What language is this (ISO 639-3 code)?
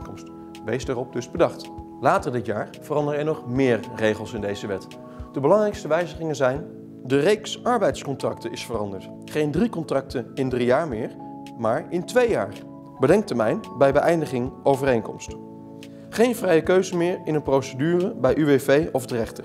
nld